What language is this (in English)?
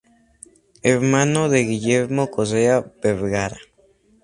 Spanish